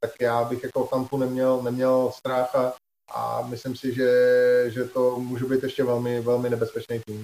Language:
Czech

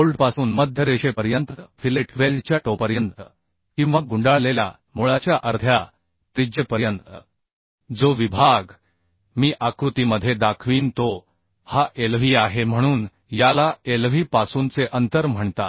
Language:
Marathi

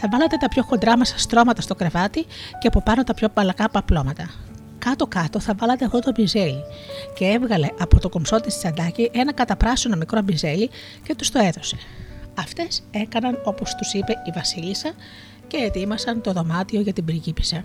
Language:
Greek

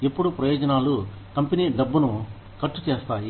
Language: Telugu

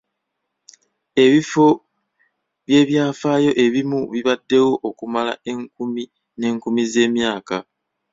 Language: Ganda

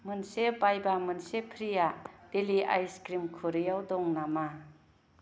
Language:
Bodo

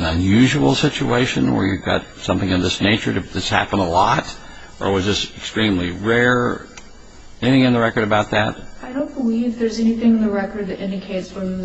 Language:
English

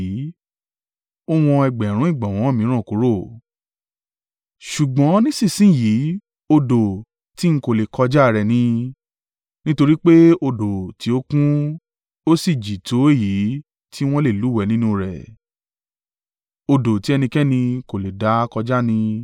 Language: Yoruba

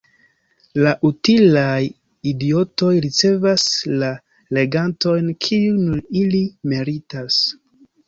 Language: Esperanto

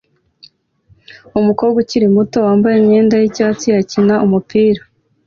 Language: Kinyarwanda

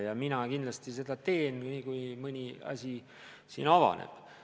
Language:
Estonian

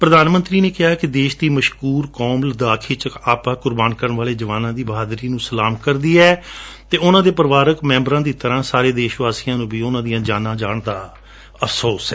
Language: Punjabi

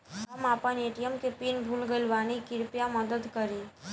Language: Bhojpuri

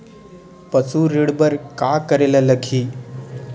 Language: Chhattisgarhi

